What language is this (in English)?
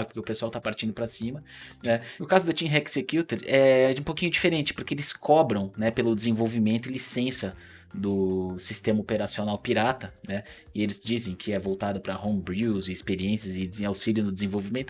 Portuguese